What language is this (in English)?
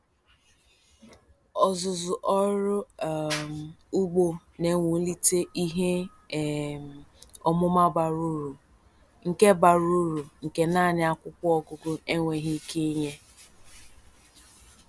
Igbo